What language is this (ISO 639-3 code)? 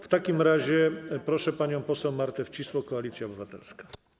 pol